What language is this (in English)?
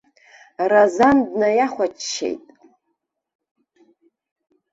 Abkhazian